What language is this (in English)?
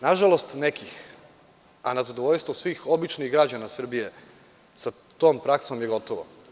Serbian